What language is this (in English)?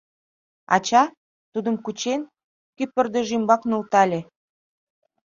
Mari